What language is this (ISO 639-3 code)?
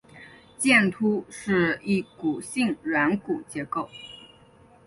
zho